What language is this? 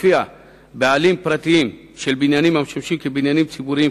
Hebrew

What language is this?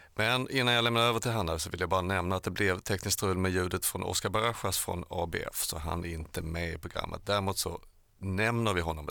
Swedish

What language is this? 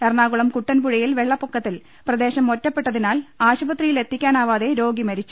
Malayalam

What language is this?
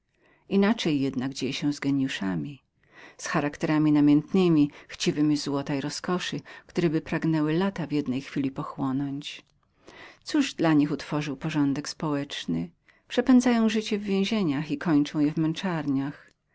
Polish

